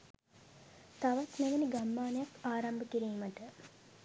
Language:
Sinhala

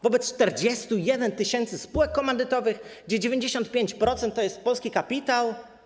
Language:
Polish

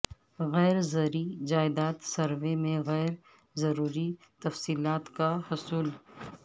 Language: Urdu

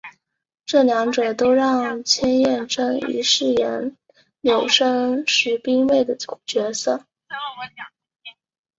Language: Chinese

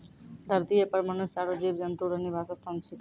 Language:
Maithili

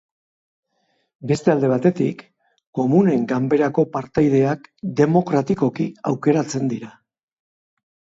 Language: Basque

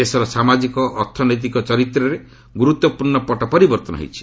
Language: Odia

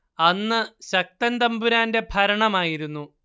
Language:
Malayalam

